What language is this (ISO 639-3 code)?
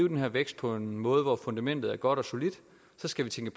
dan